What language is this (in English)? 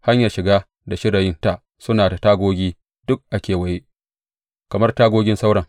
Hausa